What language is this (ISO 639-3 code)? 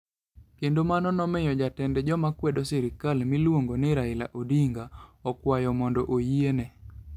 luo